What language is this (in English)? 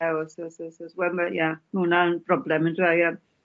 Welsh